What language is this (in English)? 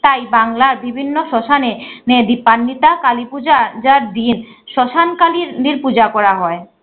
Bangla